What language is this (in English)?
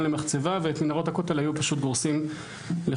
Hebrew